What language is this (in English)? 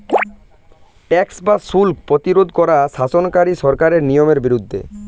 Bangla